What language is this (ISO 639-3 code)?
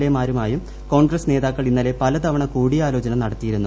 mal